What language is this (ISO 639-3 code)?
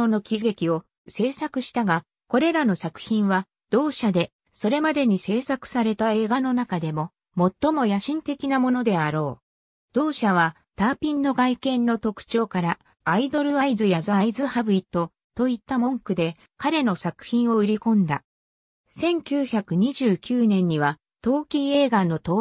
jpn